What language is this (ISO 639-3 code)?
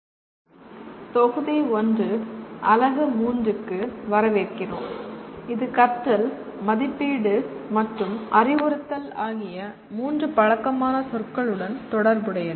tam